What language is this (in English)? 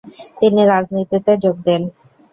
Bangla